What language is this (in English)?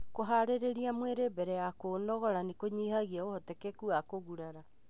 Kikuyu